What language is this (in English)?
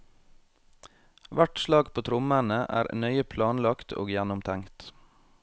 Norwegian